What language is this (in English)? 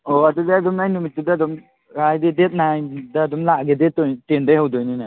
Manipuri